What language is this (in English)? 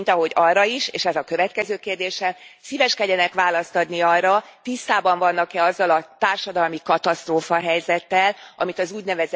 Hungarian